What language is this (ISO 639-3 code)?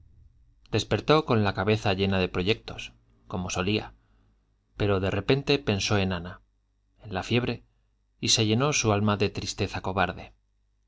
spa